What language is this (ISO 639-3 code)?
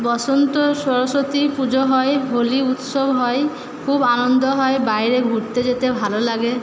ben